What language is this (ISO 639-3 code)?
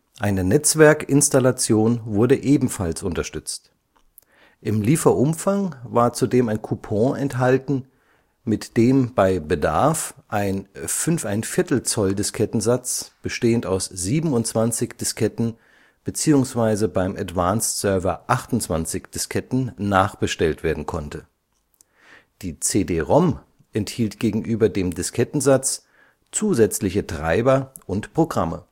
deu